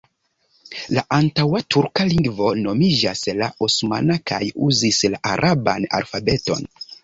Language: Esperanto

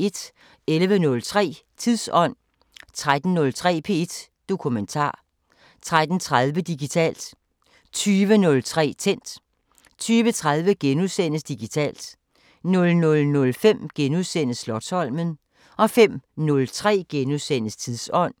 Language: Danish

